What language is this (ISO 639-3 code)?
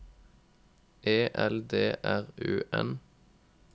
nor